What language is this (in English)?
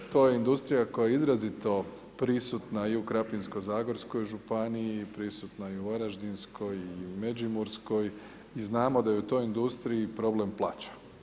Croatian